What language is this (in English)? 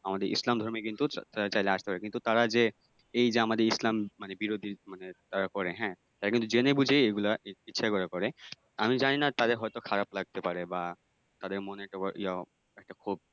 Bangla